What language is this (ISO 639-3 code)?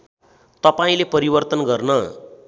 nep